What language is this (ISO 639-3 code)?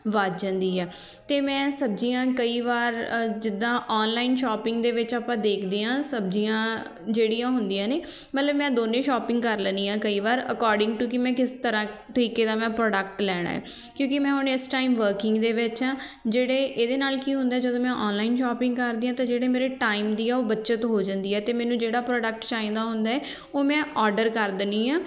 pan